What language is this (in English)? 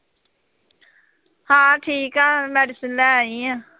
Punjabi